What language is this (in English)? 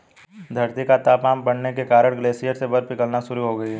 Hindi